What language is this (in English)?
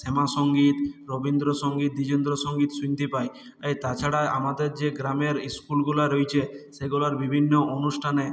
Bangla